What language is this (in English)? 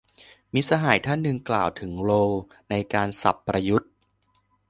Thai